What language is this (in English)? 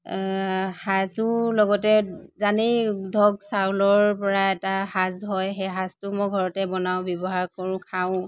Assamese